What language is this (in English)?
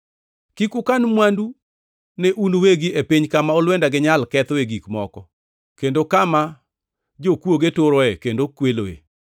Luo (Kenya and Tanzania)